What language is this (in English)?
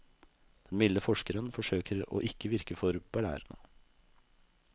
Norwegian